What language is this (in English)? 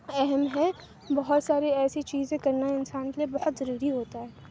Urdu